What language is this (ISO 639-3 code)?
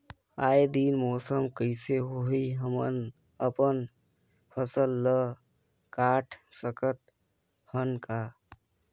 hne